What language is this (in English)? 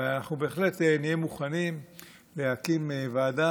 Hebrew